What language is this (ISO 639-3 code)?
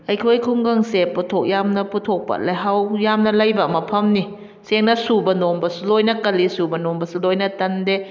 mni